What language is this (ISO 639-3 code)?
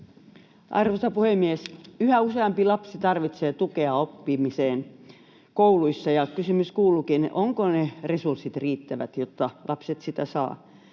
fin